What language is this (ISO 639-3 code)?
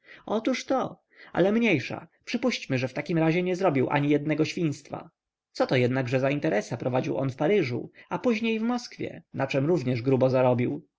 pol